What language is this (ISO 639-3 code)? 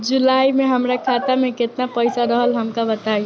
bho